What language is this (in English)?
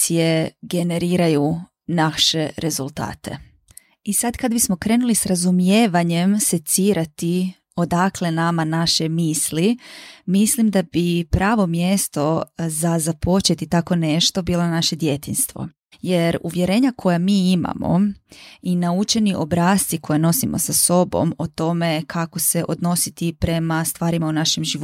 Croatian